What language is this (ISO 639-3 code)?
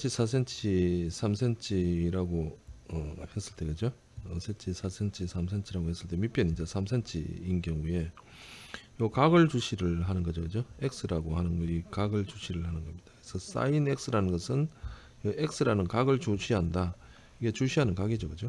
kor